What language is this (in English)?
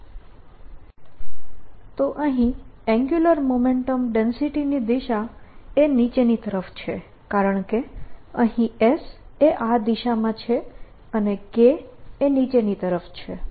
Gujarati